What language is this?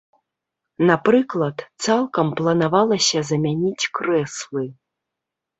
Belarusian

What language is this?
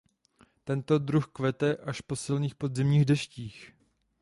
Czech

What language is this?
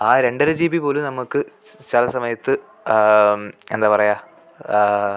Malayalam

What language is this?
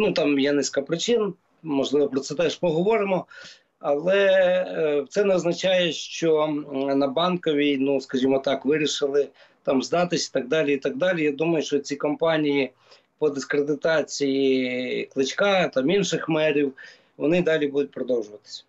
Ukrainian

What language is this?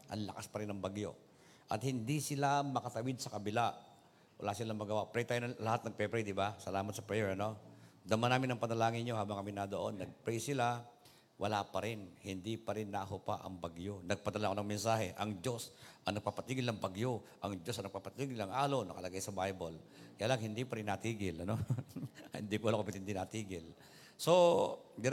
Filipino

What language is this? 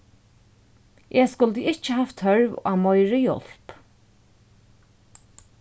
Faroese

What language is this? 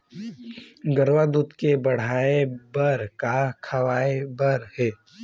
Chhattisgarhi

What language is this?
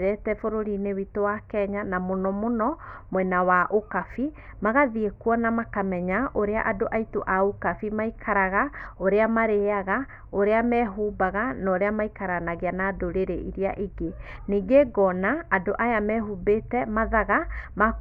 Kikuyu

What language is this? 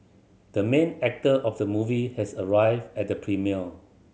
English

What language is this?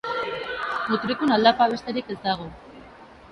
Basque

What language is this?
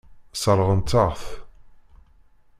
Kabyle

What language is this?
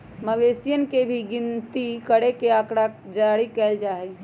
Magahi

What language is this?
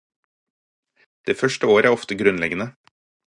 Norwegian Bokmål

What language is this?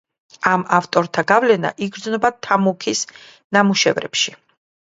Georgian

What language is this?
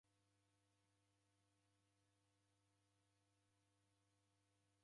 Taita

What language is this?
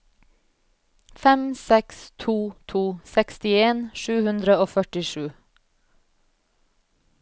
Norwegian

